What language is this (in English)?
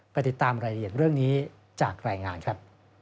Thai